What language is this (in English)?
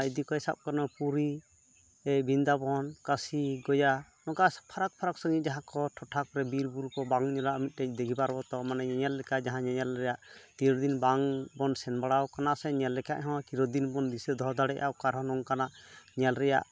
Santali